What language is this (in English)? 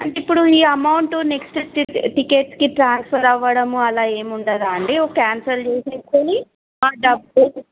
Telugu